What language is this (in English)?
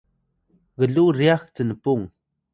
Atayal